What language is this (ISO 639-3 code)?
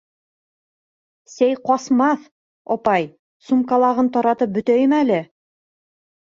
bak